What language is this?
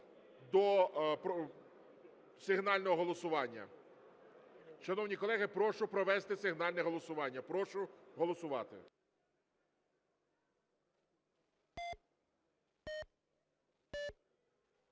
Ukrainian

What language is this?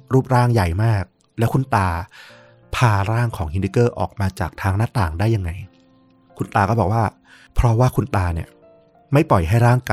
Thai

